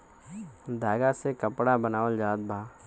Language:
Bhojpuri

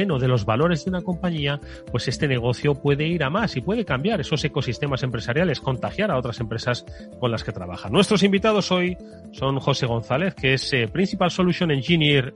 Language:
Spanish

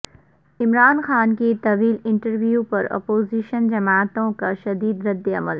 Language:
Urdu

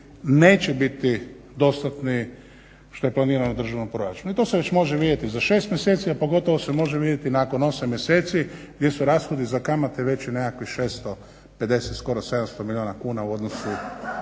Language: Croatian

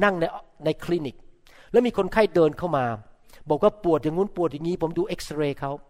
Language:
Thai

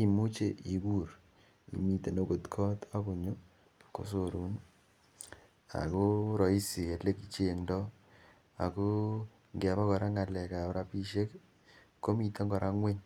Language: Kalenjin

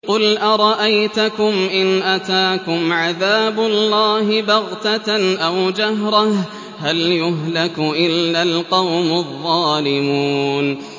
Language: Arabic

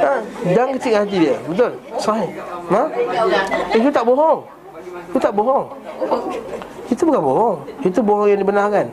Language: Malay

